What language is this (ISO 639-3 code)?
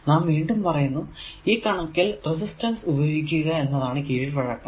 mal